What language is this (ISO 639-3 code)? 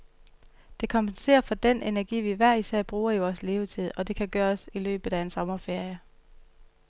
dan